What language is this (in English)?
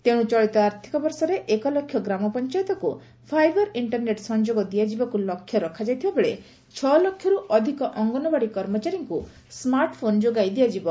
Odia